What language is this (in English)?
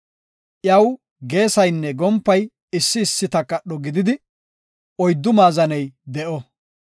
Gofa